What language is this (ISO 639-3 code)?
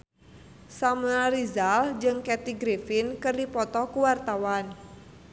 sun